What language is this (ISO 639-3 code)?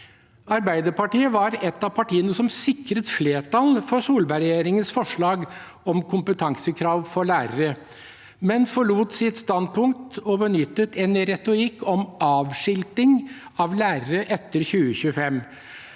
nor